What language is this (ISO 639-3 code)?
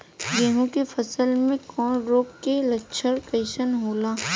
bho